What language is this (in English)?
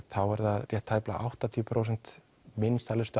Icelandic